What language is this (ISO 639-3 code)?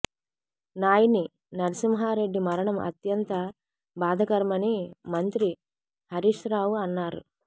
tel